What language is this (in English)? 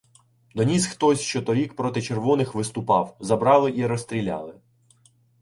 Ukrainian